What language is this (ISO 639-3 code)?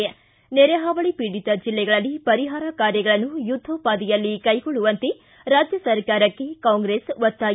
kan